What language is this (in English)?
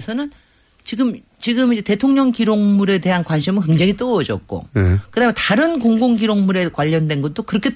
Korean